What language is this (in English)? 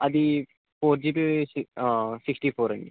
Telugu